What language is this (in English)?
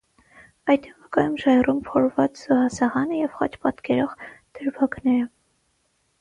Armenian